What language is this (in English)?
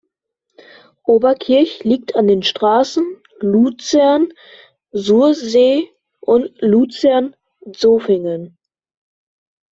German